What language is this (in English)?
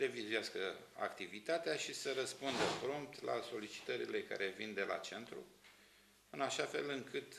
Romanian